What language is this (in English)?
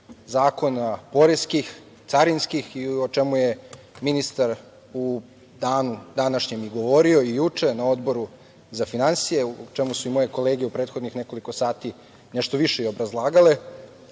Serbian